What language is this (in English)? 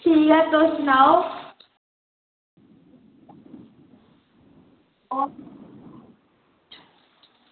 Dogri